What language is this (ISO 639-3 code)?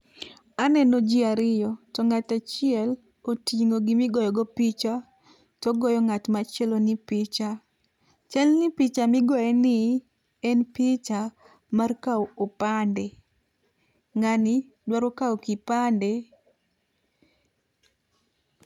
luo